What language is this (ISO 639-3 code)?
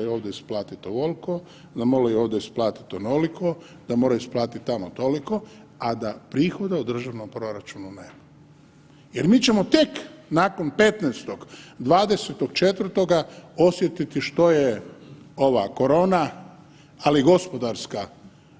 hrv